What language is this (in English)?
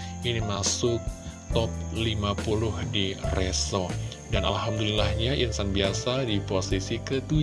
Indonesian